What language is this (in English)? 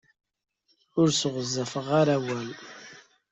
Kabyle